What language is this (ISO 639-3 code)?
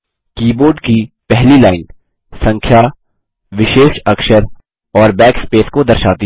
hin